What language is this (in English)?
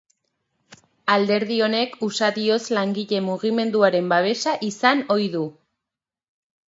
Basque